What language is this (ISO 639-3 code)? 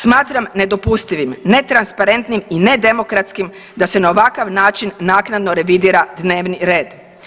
hrv